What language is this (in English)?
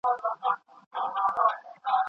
Pashto